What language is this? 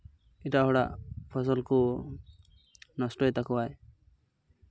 Santali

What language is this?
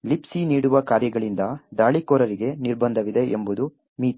Kannada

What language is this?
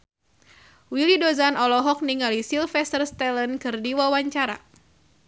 Sundanese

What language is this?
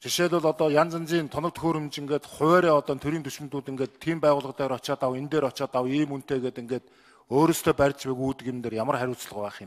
Dutch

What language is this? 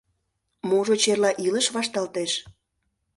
Mari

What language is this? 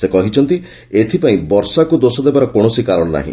Odia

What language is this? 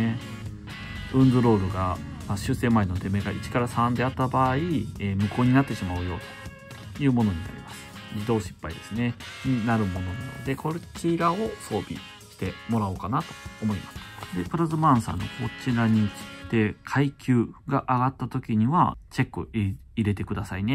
Japanese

